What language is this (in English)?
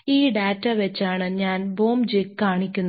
Malayalam